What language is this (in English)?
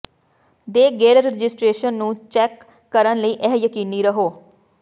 Punjabi